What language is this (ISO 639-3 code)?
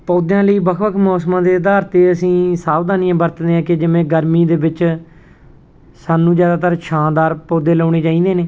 pan